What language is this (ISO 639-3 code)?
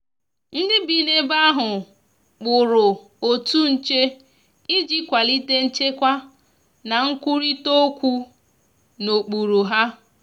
ibo